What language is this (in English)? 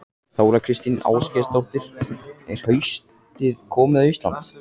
Icelandic